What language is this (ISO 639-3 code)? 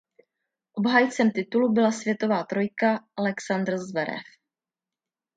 ces